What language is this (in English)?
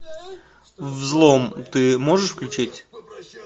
Russian